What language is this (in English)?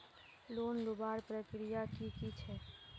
Magahi